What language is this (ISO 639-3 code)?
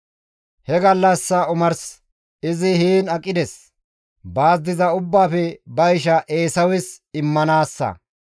gmv